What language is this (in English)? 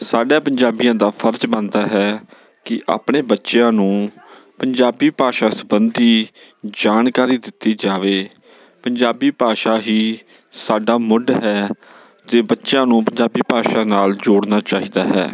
Punjabi